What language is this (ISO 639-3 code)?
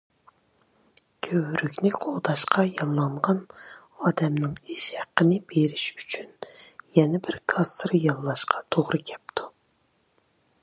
uig